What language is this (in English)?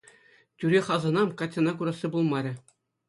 Chuvash